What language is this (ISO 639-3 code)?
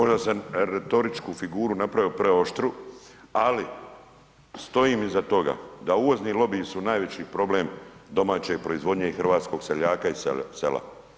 hrv